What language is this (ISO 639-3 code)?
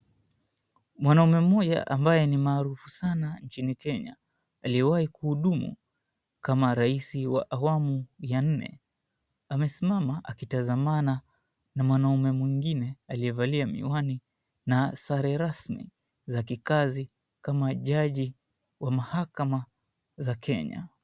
swa